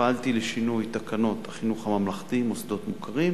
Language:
Hebrew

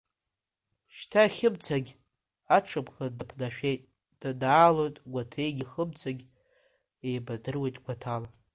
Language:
Abkhazian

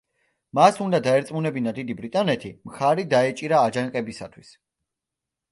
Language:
Georgian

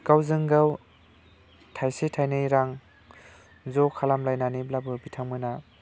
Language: Bodo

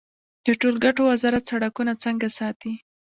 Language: Pashto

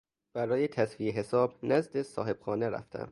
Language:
Persian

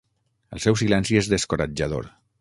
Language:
Catalan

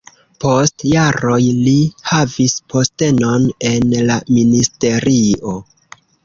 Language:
Esperanto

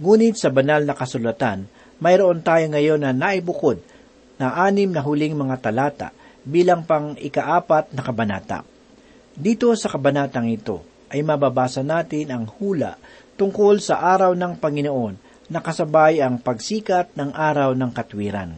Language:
Filipino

